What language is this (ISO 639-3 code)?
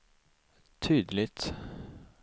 swe